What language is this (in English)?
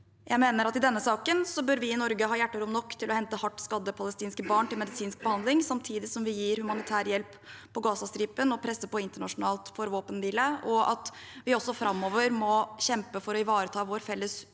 Norwegian